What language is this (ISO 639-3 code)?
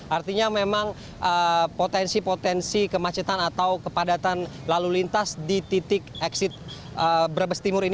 ind